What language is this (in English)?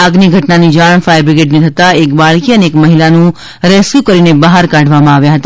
Gujarati